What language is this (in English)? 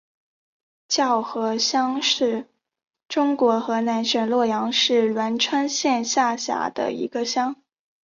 Chinese